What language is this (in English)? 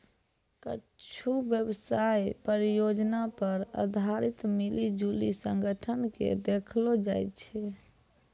Maithili